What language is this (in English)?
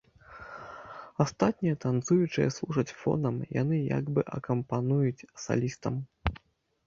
Belarusian